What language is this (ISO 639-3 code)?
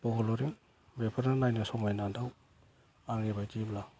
brx